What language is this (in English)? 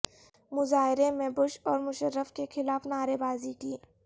Urdu